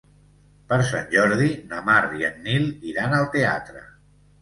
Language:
Catalan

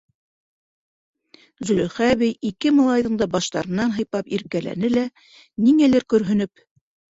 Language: Bashkir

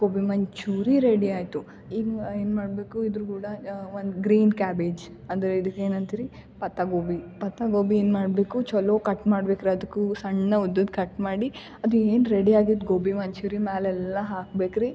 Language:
Kannada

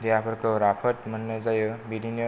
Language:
Bodo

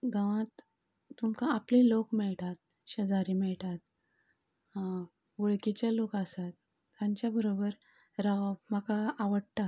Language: Konkani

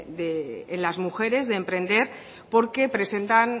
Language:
Spanish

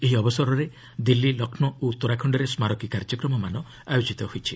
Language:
Odia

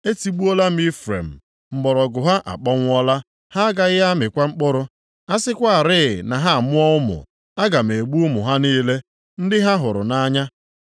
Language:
Igbo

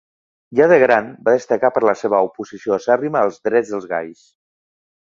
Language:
Catalan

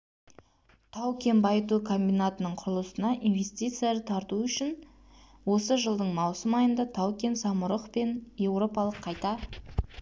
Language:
Kazakh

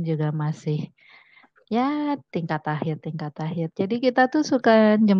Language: Indonesian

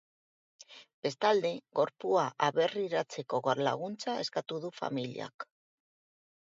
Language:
Basque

